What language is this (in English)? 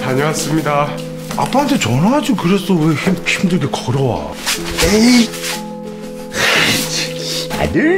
Korean